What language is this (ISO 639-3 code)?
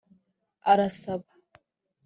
kin